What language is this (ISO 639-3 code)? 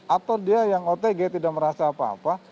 ind